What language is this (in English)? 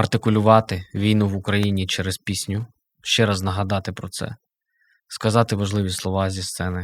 Ukrainian